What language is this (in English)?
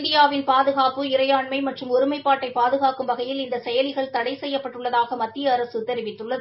Tamil